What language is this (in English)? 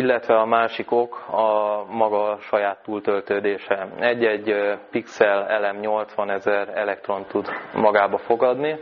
Hungarian